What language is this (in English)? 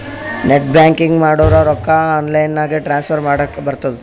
Kannada